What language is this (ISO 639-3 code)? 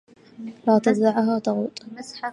ara